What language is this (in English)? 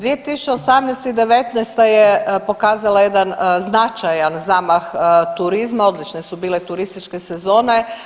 Croatian